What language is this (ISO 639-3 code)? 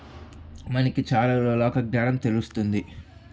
tel